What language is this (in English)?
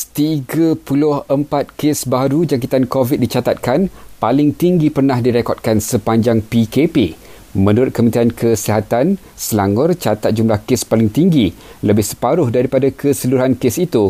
Malay